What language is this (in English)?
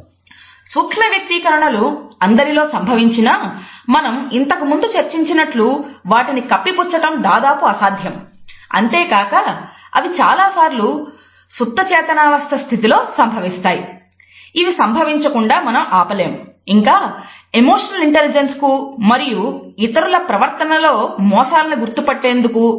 Telugu